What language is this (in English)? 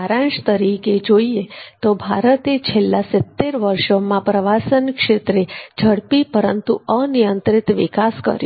Gujarati